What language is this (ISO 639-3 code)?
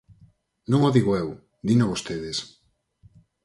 glg